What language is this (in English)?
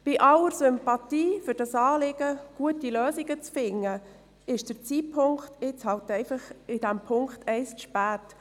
Swiss German